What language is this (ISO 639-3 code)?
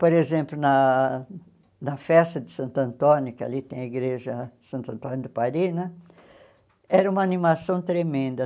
por